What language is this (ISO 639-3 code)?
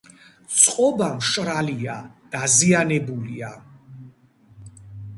kat